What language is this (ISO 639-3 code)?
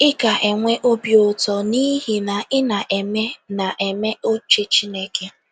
ibo